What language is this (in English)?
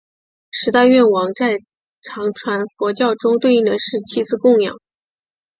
Chinese